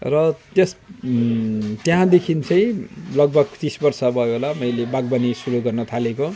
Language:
Nepali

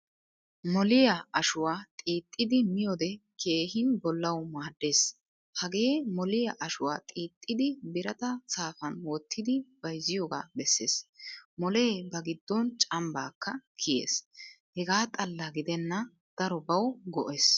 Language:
Wolaytta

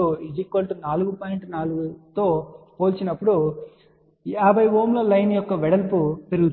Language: Telugu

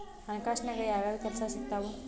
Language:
Kannada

